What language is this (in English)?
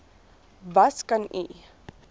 Afrikaans